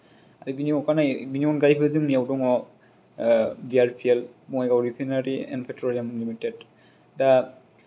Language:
Bodo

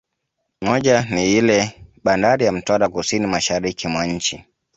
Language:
Swahili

